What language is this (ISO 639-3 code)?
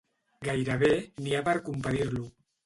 cat